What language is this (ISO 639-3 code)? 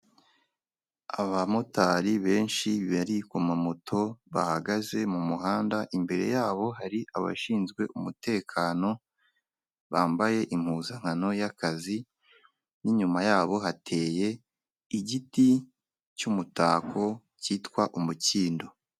kin